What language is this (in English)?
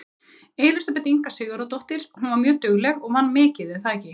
Icelandic